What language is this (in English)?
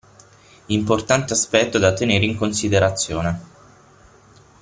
Italian